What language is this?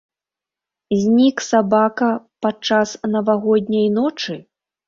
Belarusian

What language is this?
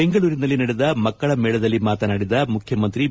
Kannada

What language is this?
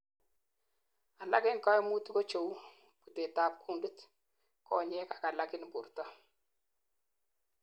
Kalenjin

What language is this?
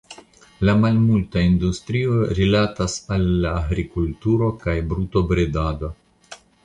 Esperanto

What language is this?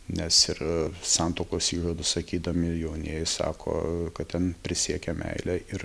Lithuanian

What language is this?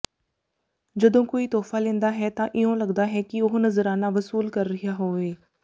Punjabi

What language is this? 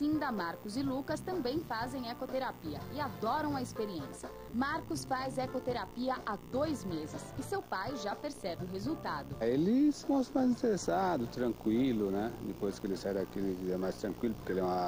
Portuguese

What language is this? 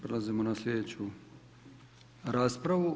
Croatian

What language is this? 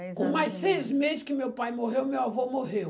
Portuguese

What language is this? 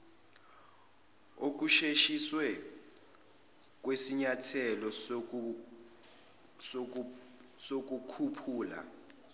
Zulu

